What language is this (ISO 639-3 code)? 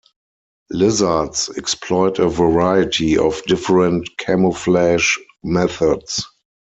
eng